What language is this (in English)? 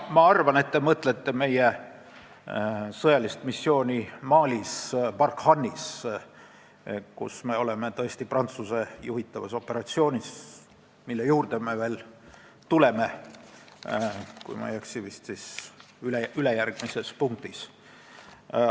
Estonian